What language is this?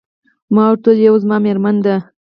Pashto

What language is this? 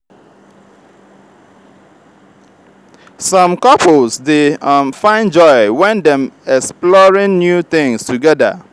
Nigerian Pidgin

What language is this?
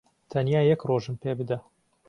Central Kurdish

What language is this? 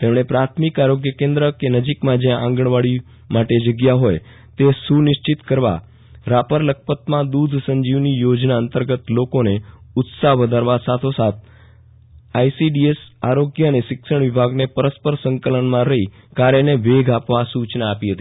Gujarati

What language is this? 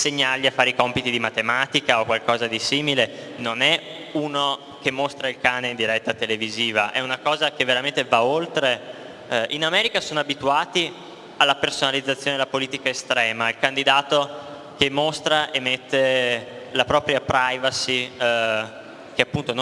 Italian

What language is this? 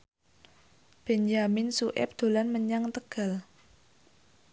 Javanese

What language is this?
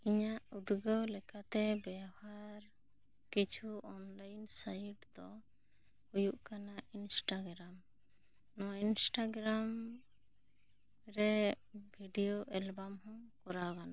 Santali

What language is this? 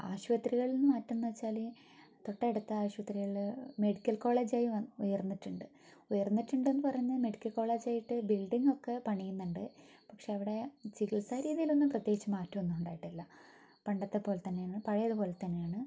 Malayalam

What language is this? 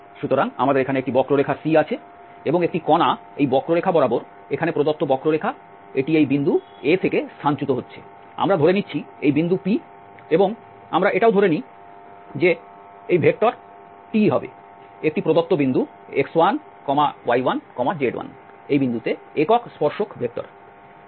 Bangla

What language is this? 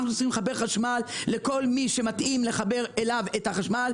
Hebrew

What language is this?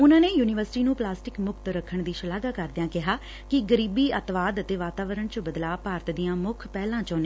Punjabi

